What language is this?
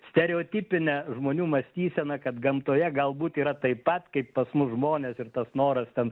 Lithuanian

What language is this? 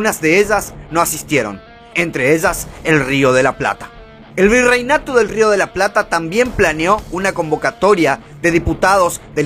Spanish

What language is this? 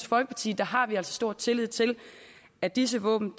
Danish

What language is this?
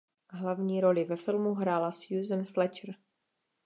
Czech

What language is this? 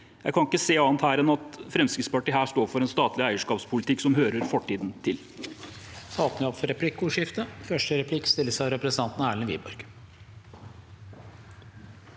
Norwegian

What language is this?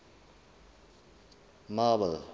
Southern Sotho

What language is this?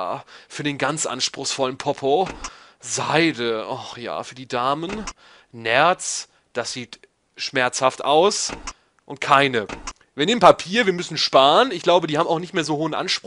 German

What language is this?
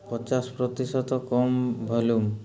Odia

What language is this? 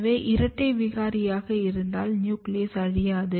Tamil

